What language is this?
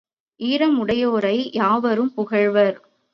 Tamil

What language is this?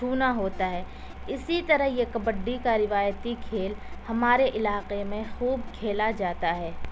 Urdu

